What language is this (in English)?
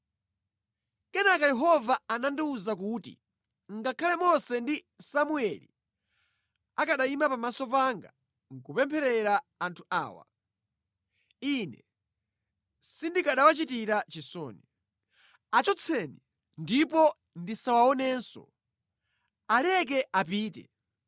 Nyanja